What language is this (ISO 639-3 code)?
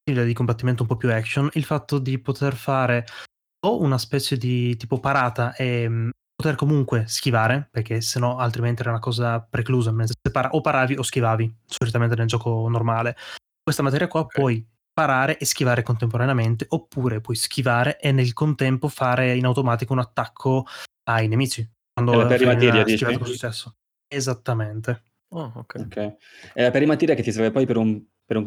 ita